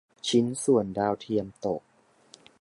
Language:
Thai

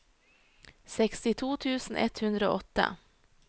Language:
Norwegian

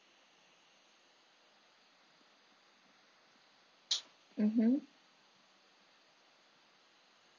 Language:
English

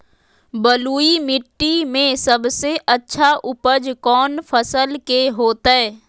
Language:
Magahi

